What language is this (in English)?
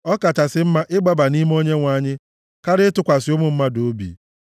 Igbo